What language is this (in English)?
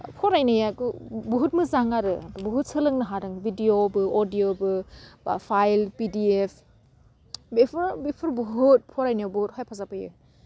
Bodo